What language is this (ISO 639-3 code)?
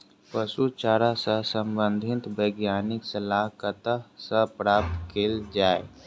mai